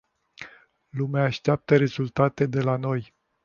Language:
Romanian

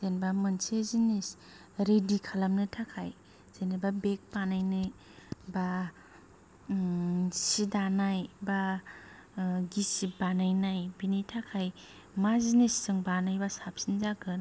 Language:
Bodo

